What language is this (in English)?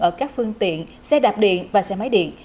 Vietnamese